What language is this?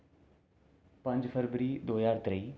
Dogri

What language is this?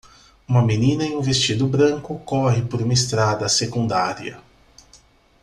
Portuguese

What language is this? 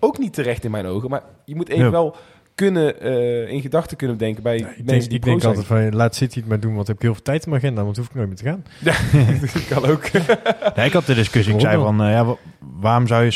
Dutch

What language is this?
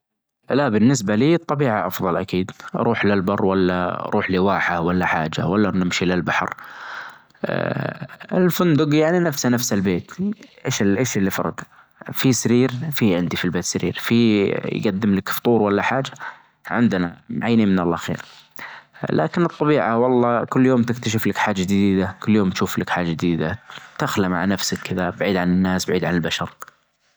Najdi Arabic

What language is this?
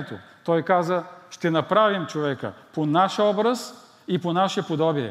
Bulgarian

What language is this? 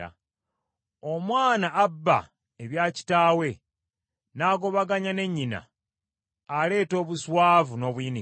Ganda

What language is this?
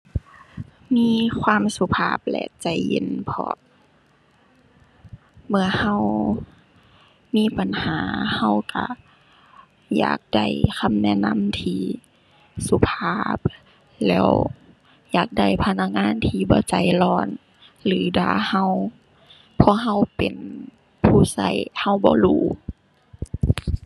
Thai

